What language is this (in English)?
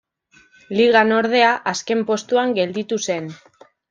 Basque